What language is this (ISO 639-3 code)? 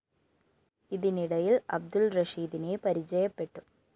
mal